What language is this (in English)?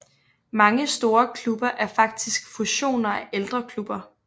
Danish